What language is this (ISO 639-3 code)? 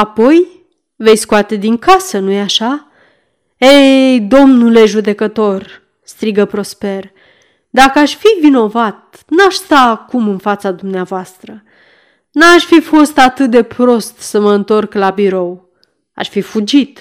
ron